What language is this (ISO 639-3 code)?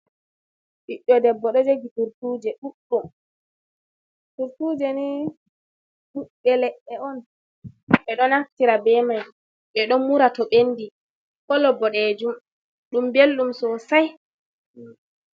ful